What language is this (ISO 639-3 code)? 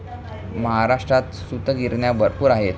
mar